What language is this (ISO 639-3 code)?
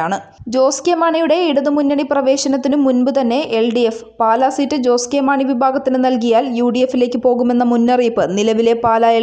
nld